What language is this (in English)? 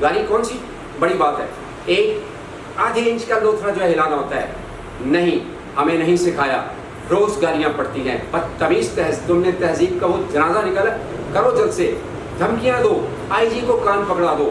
Urdu